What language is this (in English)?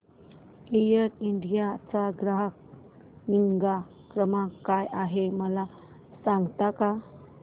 Marathi